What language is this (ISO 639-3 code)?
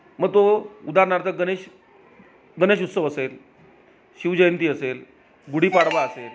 mar